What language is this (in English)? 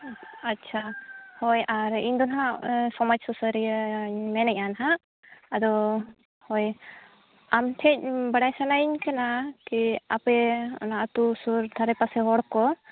Santali